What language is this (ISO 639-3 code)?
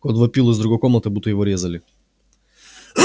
rus